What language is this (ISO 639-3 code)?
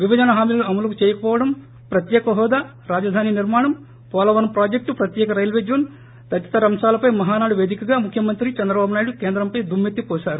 tel